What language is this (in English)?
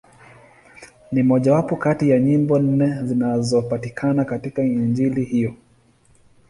Swahili